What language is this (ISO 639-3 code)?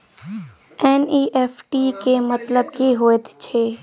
mai